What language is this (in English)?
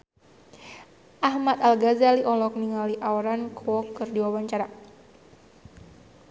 Sundanese